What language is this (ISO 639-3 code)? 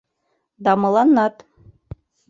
chm